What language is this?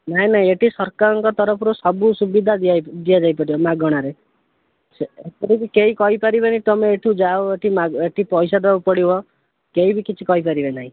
Odia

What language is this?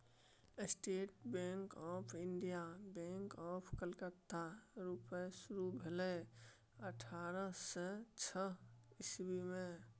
Maithili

